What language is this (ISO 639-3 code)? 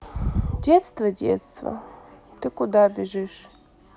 rus